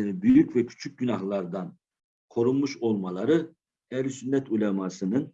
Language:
Turkish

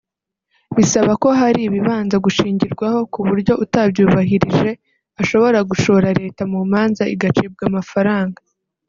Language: Kinyarwanda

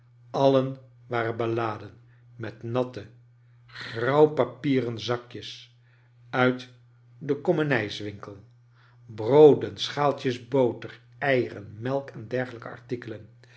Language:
Dutch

